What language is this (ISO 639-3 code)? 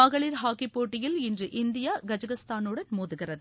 tam